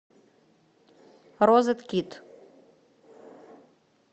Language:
Russian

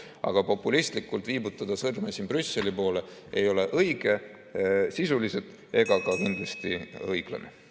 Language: Estonian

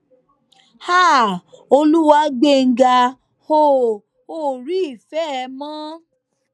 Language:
Yoruba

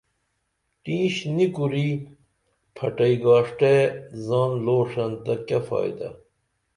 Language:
Dameli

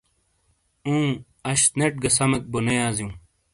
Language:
Shina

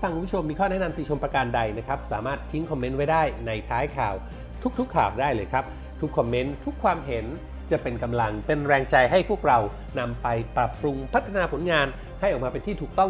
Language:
Thai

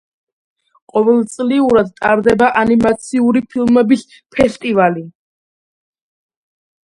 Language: Georgian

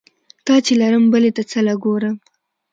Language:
Pashto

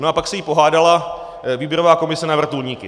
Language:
Czech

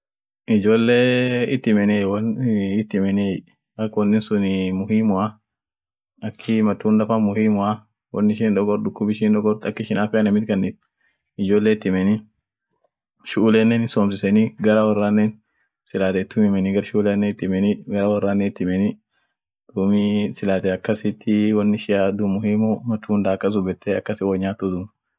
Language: Orma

